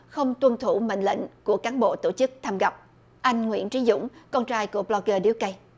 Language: Vietnamese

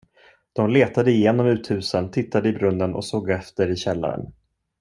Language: Swedish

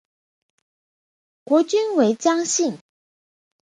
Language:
Chinese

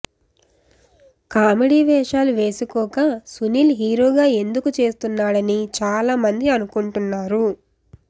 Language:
Telugu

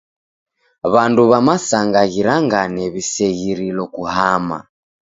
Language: Taita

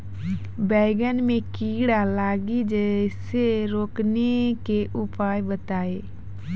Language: Maithili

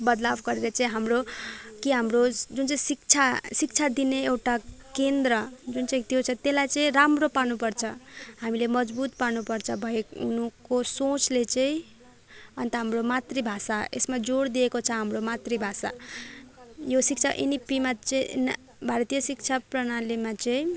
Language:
Nepali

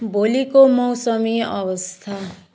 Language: Nepali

